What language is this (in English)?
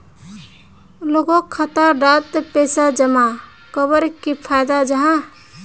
Magahi